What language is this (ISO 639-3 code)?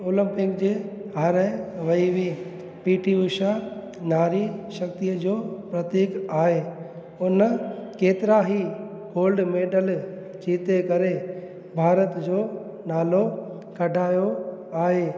snd